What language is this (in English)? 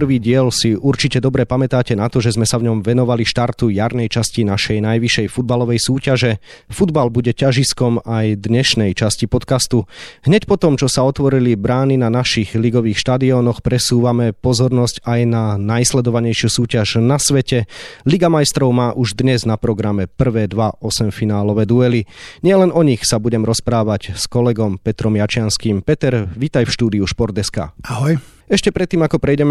Slovak